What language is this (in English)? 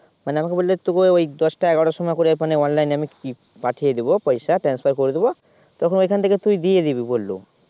Bangla